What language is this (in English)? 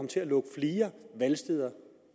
Danish